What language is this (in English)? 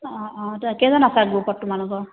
Assamese